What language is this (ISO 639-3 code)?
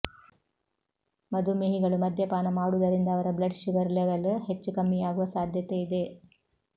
kan